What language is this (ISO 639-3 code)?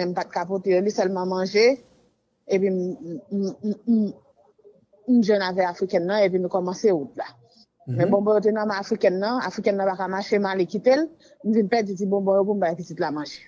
fra